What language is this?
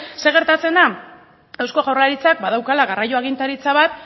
Basque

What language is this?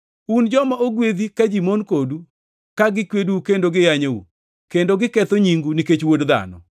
Luo (Kenya and Tanzania)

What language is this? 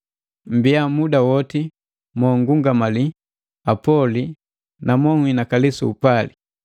Matengo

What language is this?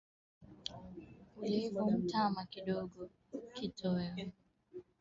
Swahili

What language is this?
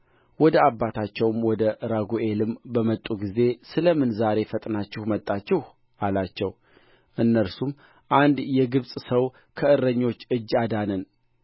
Amharic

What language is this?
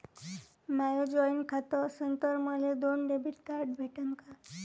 Marathi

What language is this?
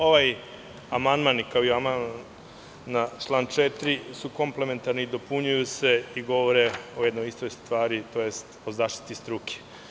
Serbian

